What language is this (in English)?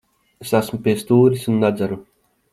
Latvian